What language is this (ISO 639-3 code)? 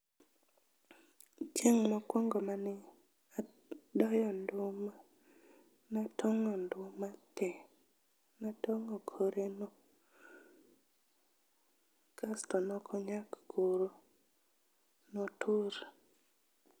luo